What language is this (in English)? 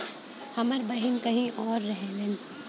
Bhojpuri